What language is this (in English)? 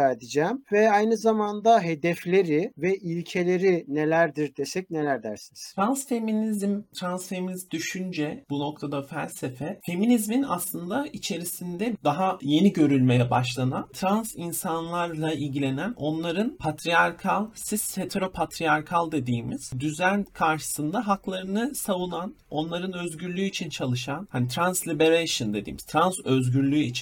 Turkish